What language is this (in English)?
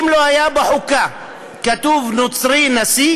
Hebrew